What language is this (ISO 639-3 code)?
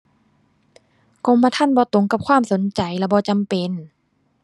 tha